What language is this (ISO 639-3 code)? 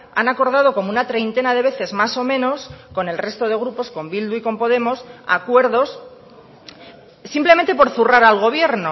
spa